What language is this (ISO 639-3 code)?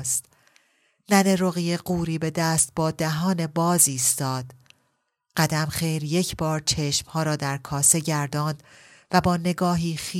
fas